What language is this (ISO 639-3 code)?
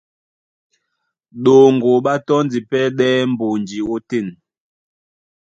dua